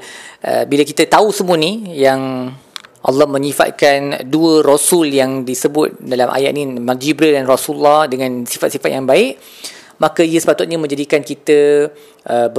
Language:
Malay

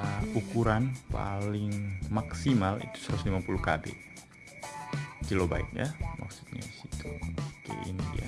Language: Indonesian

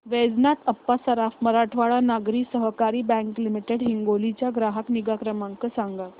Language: Marathi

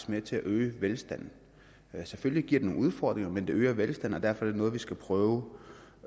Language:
Danish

